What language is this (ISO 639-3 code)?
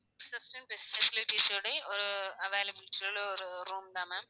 tam